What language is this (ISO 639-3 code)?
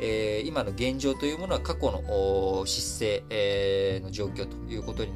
jpn